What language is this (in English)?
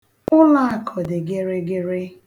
Igbo